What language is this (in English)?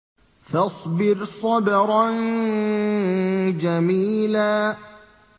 Arabic